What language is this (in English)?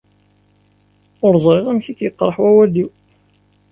Kabyle